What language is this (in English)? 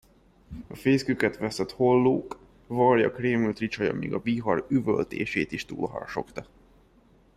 Hungarian